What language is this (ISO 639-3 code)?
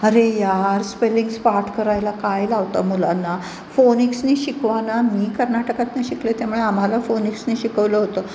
mar